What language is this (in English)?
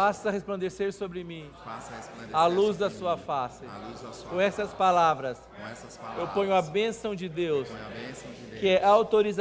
Portuguese